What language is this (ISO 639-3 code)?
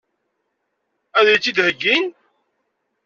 kab